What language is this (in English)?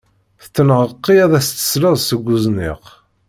Kabyle